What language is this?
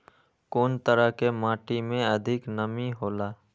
Maithili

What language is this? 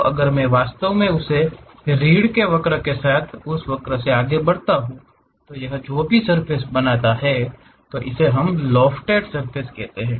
Hindi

